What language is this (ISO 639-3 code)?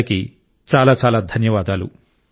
tel